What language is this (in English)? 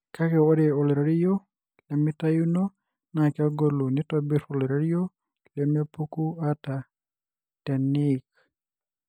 Masai